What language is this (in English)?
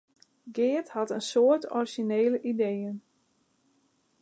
Western Frisian